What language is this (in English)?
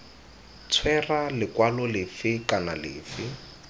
Tswana